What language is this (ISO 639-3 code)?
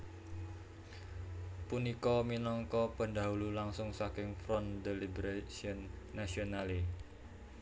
jav